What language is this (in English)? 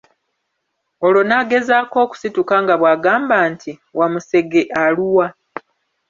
Ganda